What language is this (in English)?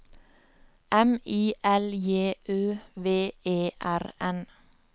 Norwegian